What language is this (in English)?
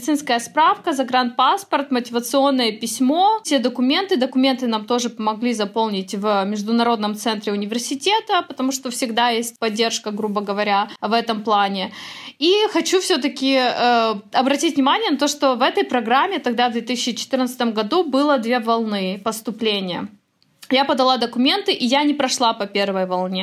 Russian